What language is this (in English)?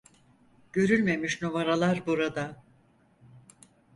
Turkish